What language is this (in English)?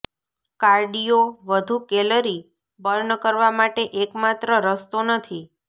Gujarati